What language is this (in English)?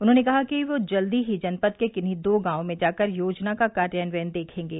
Hindi